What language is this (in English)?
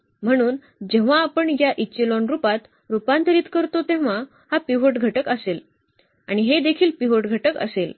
Marathi